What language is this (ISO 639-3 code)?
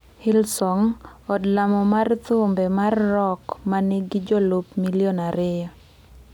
luo